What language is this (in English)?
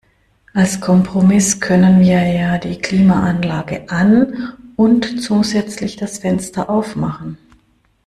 German